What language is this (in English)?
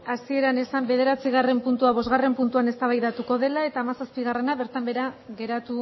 Basque